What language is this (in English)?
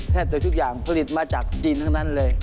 Thai